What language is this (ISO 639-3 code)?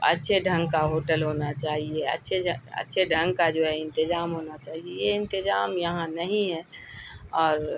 urd